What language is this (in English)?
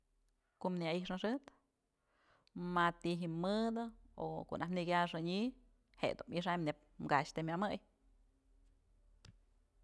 Mazatlán Mixe